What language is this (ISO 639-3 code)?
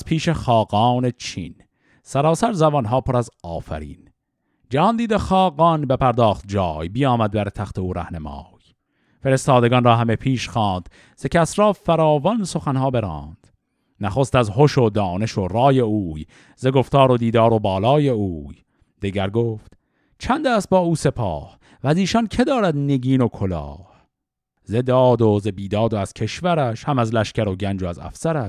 fas